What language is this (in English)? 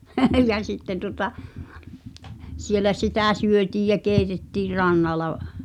Finnish